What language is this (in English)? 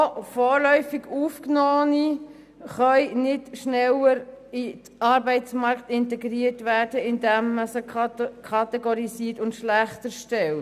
Swiss German